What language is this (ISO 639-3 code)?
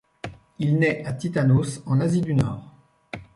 fra